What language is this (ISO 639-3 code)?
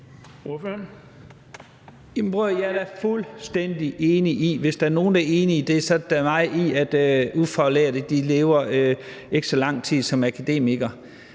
dan